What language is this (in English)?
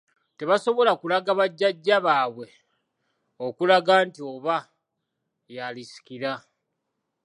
Ganda